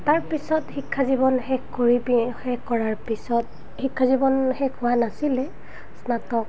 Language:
Assamese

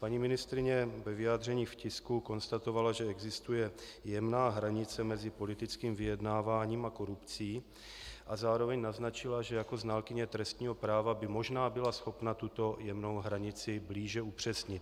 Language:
Czech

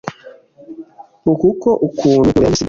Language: Kinyarwanda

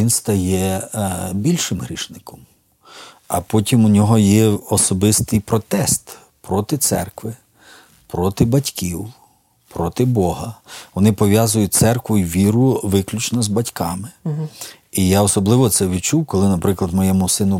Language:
Ukrainian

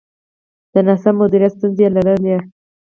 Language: Pashto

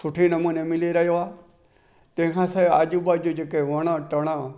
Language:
Sindhi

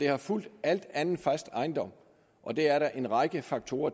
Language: Danish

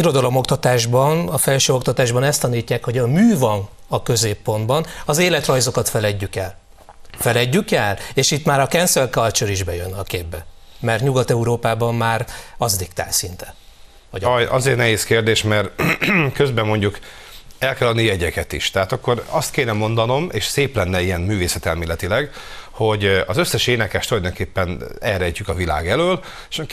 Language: Hungarian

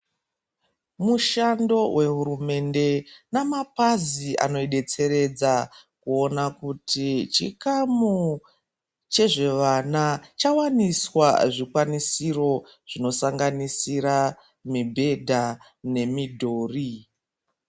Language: Ndau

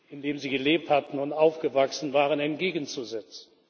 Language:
German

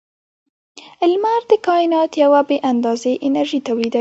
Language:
Pashto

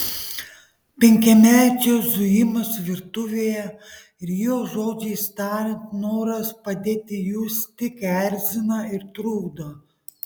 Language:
Lithuanian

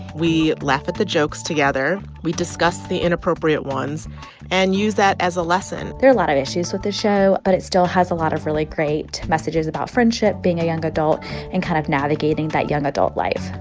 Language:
English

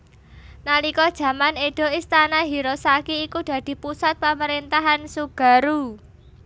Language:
Javanese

